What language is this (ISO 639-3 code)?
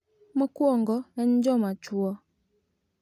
luo